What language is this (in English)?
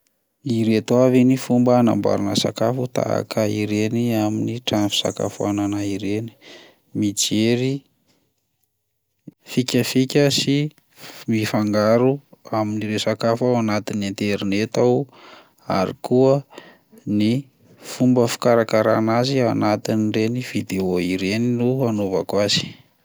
Malagasy